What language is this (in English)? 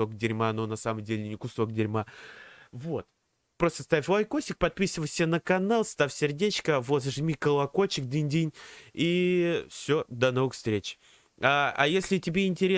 Russian